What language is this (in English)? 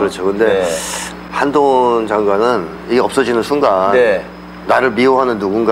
Korean